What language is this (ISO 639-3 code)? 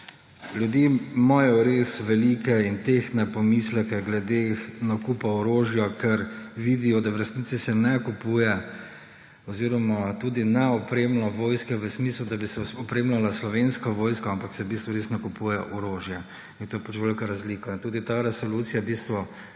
slv